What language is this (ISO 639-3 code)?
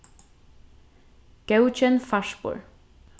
fao